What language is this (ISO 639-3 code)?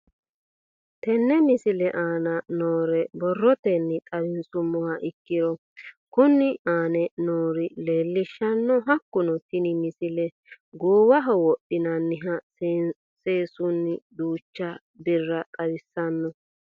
sid